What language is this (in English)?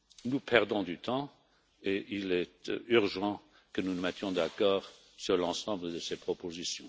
French